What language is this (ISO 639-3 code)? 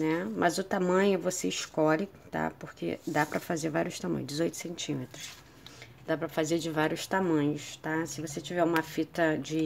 por